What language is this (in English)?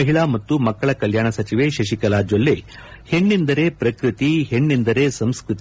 Kannada